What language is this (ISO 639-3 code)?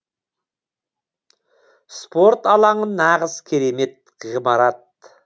kaz